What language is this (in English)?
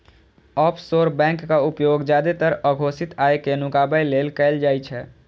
Maithili